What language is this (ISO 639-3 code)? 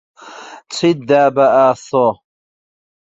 ckb